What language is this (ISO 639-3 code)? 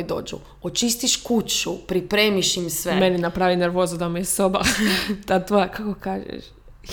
hrv